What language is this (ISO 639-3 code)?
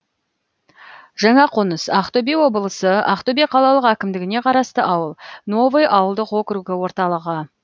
kaz